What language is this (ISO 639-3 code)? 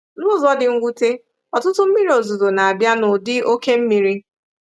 ibo